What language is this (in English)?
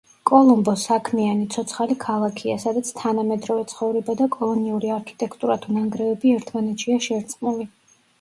Georgian